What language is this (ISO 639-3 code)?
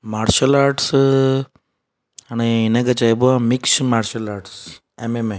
snd